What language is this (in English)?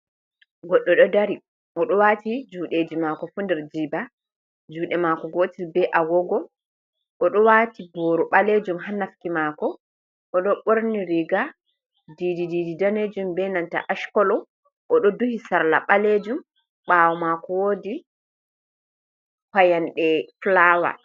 Fula